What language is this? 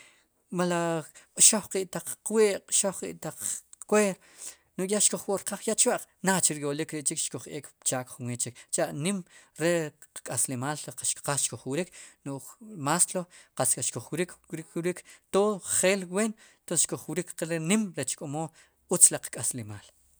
Sipacapense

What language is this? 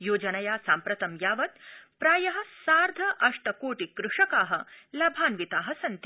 Sanskrit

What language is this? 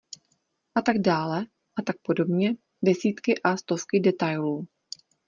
Czech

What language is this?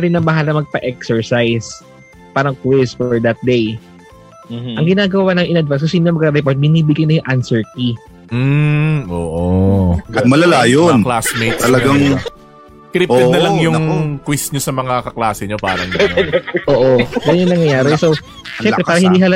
Filipino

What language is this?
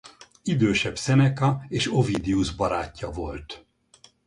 Hungarian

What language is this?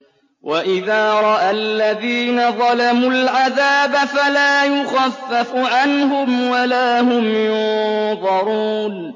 Arabic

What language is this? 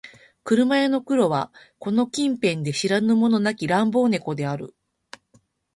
Japanese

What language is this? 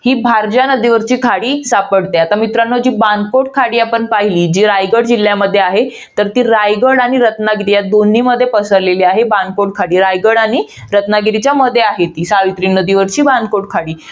Marathi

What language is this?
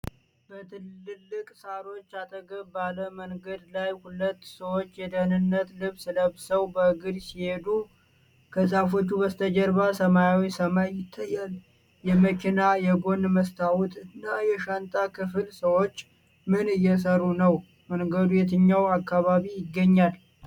Amharic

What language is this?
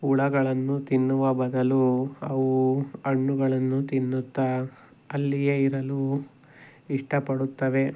Kannada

